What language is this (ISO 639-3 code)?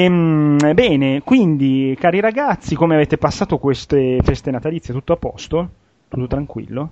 ita